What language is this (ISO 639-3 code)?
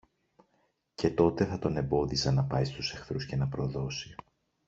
ell